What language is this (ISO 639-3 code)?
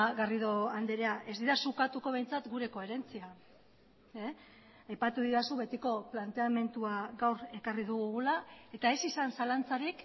eus